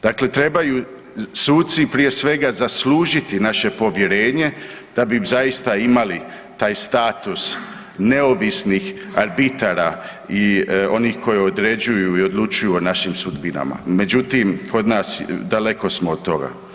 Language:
Croatian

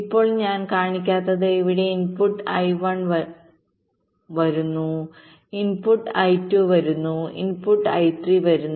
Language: Malayalam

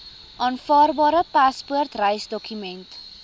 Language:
Afrikaans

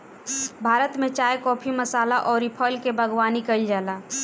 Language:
Bhojpuri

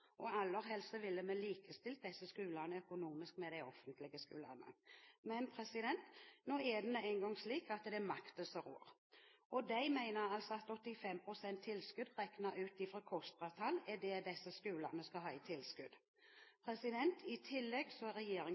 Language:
Norwegian Bokmål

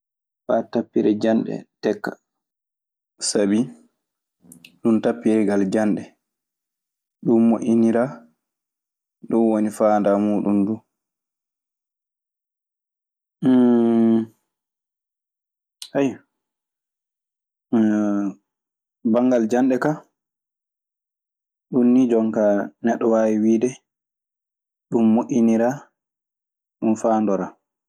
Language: Maasina Fulfulde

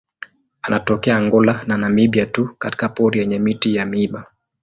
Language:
Swahili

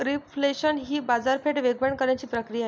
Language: Marathi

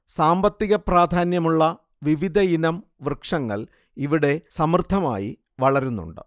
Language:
Malayalam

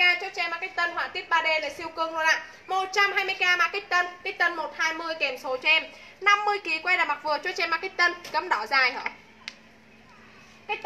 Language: Vietnamese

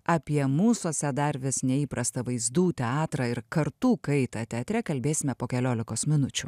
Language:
Lithuanian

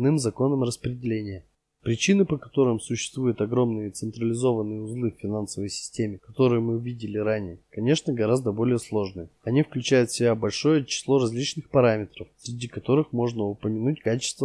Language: Russian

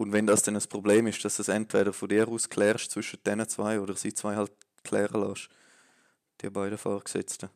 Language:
German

